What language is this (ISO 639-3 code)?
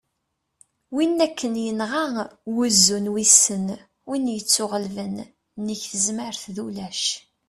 kab